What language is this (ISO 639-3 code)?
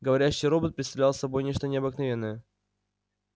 rus